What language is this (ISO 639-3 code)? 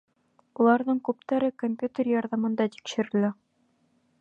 bak